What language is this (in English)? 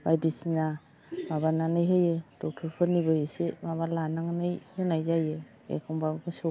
Bodo